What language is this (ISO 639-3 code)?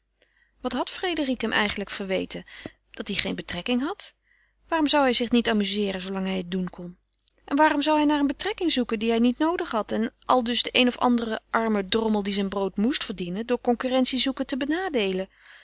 nld